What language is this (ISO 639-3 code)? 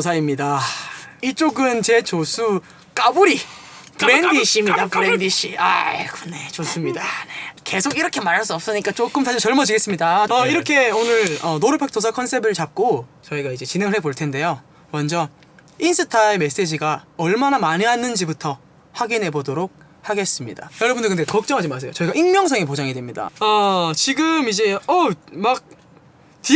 kor